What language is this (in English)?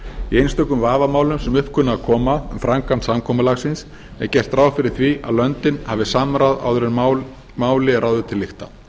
Icelandic